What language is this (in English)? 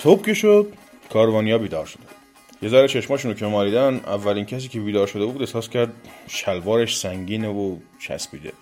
Persian